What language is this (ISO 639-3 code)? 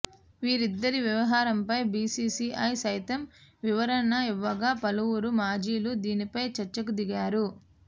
tel